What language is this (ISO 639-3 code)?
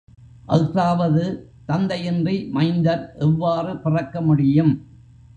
tam